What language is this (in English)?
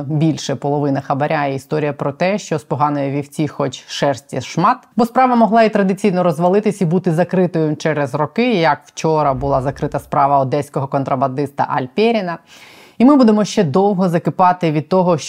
Ukrainian